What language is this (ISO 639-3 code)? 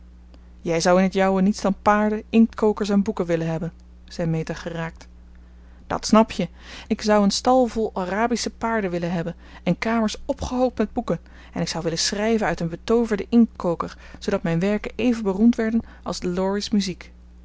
nld